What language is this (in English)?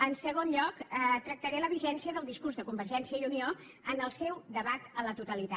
Catalan